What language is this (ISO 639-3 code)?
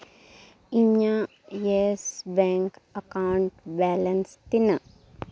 sat